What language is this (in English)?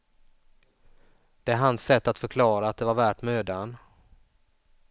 Swedish